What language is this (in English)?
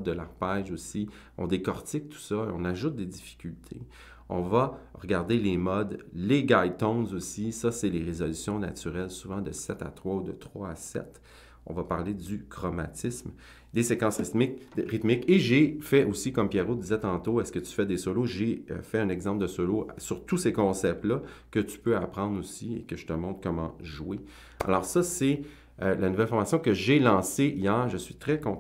French